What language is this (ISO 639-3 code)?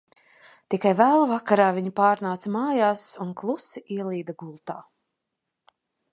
lav